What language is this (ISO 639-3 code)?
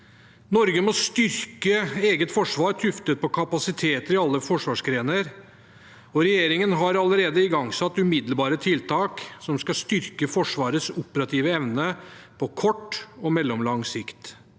nor